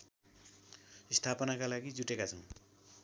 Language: Nepali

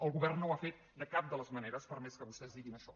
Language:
Catalan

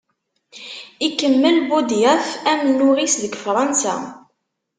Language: Kabyle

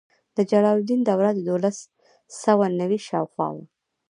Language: Pashto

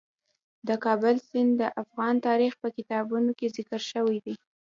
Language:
Pashto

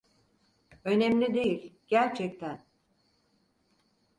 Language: Turkish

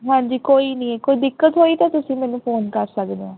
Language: Punjabi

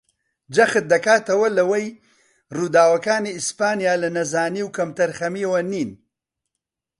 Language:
Central Kurdish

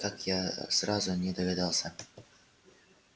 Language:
Russian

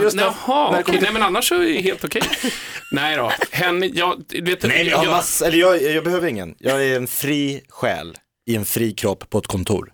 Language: Swedish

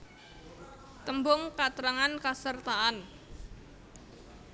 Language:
Javanese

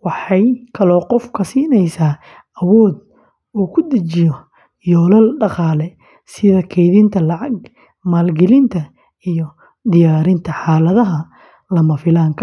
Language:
Somali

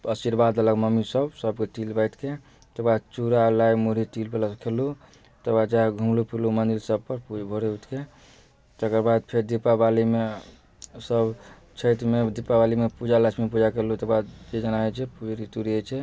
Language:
Maithili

